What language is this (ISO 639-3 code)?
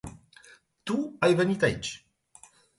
ron